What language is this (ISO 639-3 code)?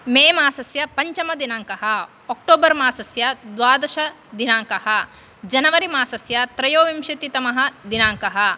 san